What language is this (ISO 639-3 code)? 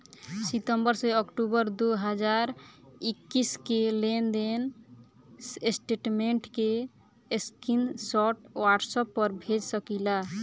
bho